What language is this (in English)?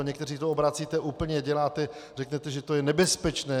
Czech